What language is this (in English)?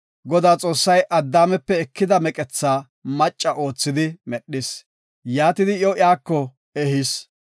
Gofa